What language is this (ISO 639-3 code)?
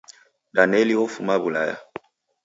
dav